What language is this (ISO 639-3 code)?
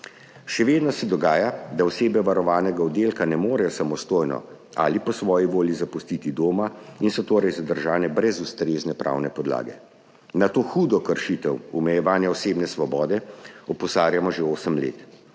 slv